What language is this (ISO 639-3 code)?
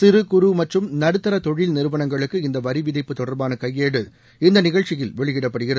tam